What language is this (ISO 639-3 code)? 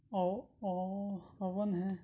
urd